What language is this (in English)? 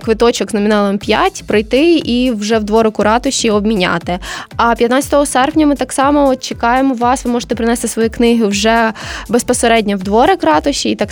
Ukrainian